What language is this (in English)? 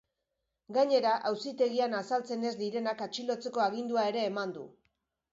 Basque